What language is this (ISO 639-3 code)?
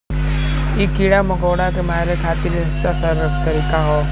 bho